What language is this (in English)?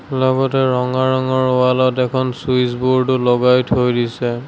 Assamese